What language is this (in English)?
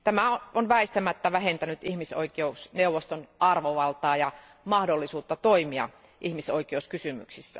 Finnish